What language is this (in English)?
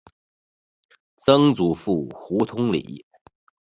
Chinese